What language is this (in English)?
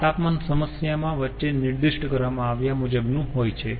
Gujarati